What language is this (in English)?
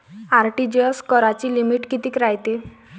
Marathi